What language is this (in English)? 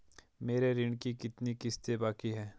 Hindi